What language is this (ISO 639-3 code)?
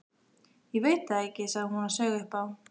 isl